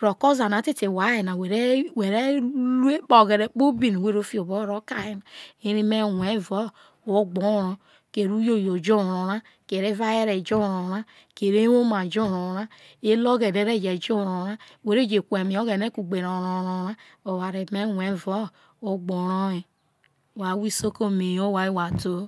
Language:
Isoko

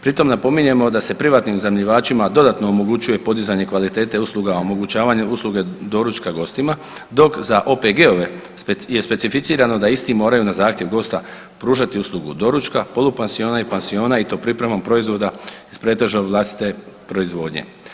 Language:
Croatian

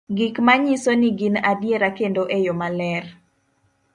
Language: Luo (Kenya and Tanzania)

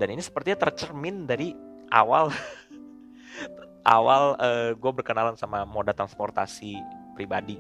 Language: Indonesian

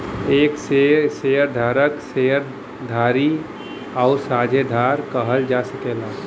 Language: Bhojpuri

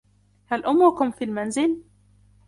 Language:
Arabic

